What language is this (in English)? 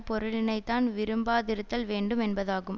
Tamil